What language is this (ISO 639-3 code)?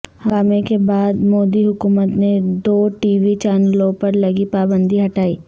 urd